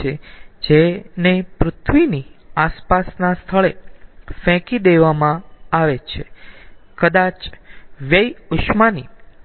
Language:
Gujarati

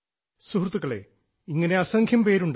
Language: Malayalam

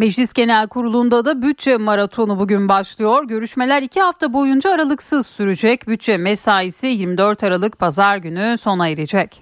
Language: Turkish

